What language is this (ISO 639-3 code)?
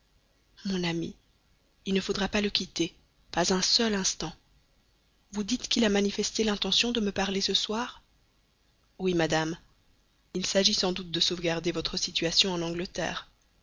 fra